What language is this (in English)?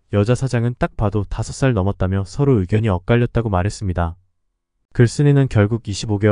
Korean